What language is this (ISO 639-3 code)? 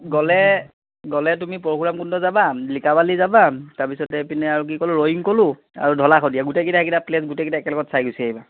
asm